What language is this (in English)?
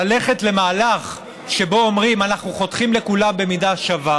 Hebrew